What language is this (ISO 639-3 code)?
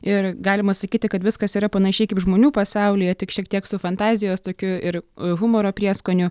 lit